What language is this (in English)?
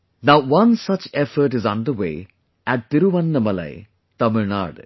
English